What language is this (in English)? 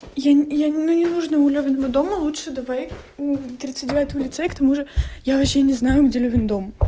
Russian